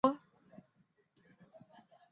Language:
Chinese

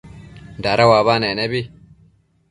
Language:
Matsés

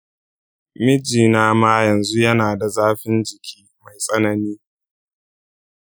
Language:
Hausa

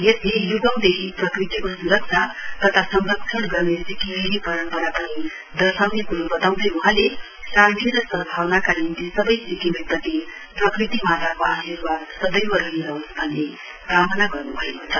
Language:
Nepali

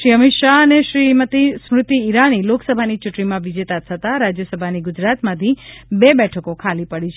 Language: Gujarati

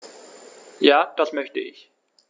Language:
German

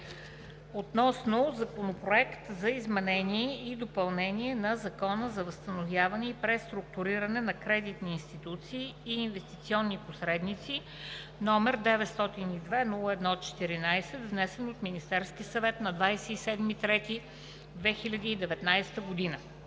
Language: Bulgarian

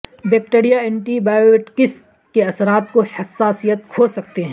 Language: Urdu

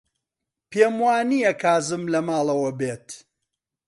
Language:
Central Kurdish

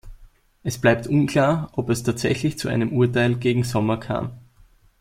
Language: German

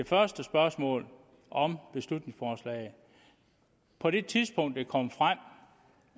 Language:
Danish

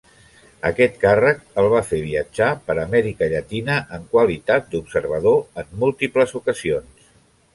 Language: Catalan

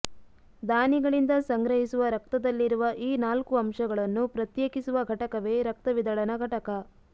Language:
Kannada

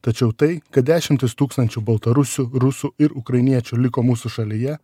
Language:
Lithuanian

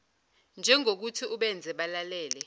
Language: Zulu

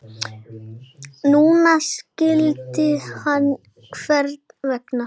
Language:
Icelandic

